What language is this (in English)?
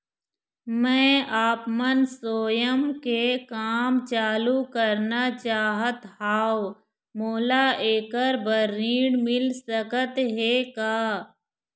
Chhattisgarhi